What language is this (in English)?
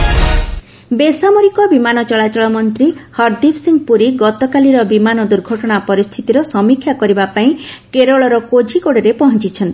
Odia